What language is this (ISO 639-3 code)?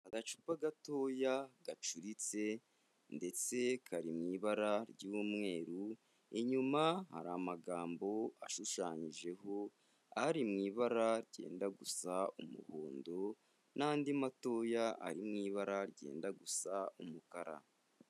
kin